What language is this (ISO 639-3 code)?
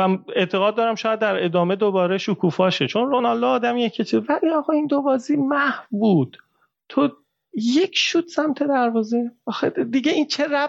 fas